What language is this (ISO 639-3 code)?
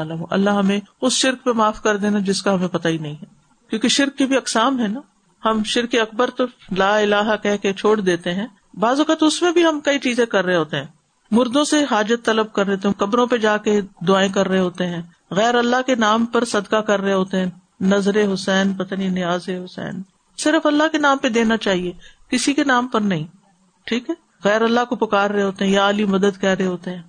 urd